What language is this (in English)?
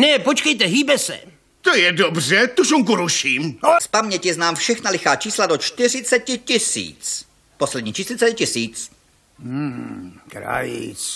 Czech